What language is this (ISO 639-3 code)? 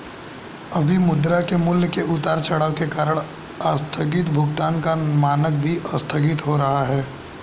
hin